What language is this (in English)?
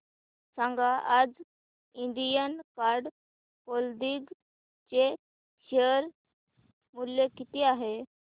Marathi